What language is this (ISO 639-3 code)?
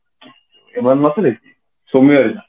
ori